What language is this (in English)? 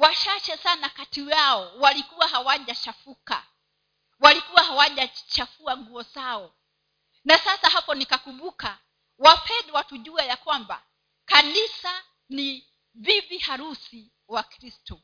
Swahili